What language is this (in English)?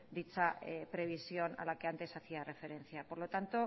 Spanish